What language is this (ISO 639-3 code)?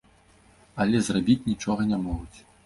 bel